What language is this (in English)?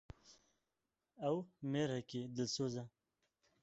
Kurdish